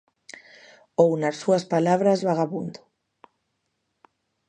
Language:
Galician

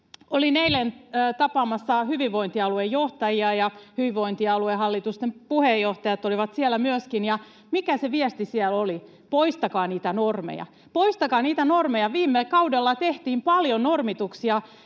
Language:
Finnish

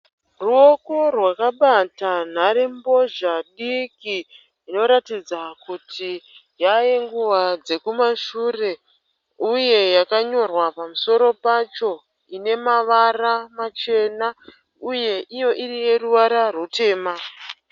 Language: Shona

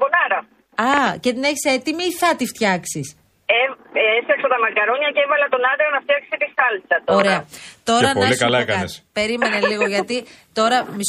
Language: Greek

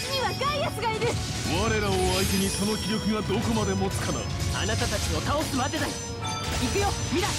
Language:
Japanese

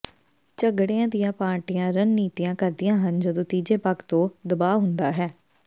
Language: Punjabi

